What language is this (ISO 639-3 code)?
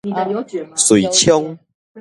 nan